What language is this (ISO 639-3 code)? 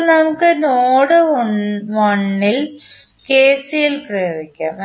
mal